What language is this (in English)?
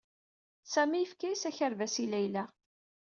Kabyle